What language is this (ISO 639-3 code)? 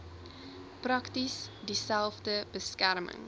afr